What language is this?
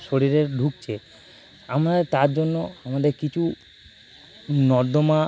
Bangla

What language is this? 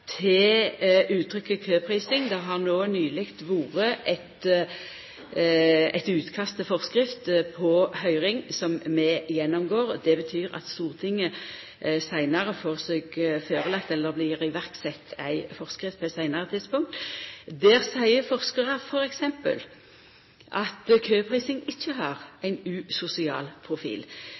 Norwegian Nynorsk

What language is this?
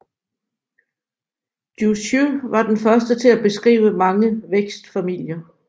Danish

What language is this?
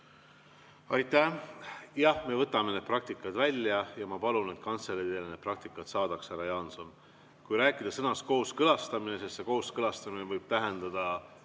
Estonian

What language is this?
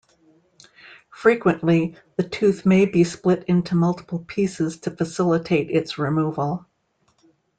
English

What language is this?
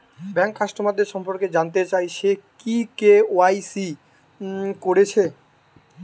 Bangla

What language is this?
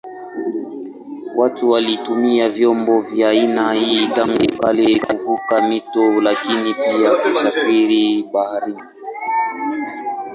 Swahili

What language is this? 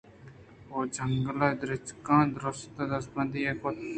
Eastern Balochi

